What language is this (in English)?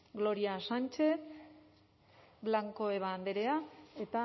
Basque